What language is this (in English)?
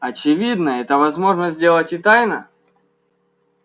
Russian